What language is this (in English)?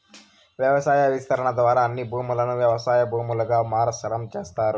Telugu